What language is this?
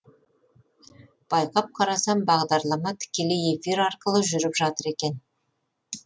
Kazakh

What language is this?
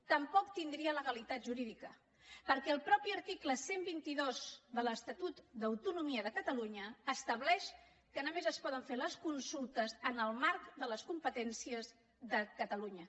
Catalan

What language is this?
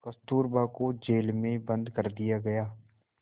Hindi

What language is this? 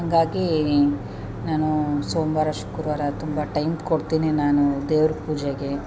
Kannada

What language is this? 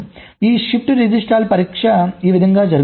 Telugu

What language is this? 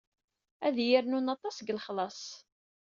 Kabyle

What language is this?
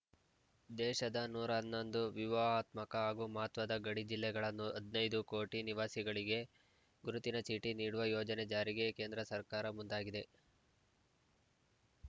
Kannada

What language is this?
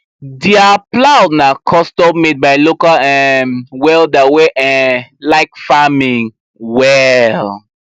Nigerian Pidgin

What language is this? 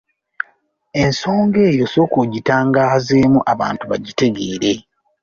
Ganda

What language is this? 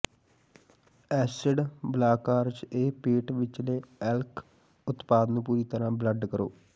Punjabi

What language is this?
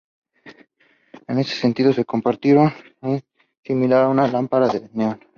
Spanish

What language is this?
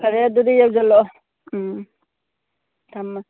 Manipuri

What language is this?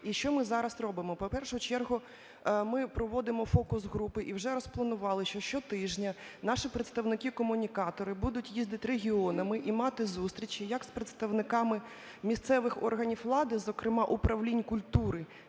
Ukrainian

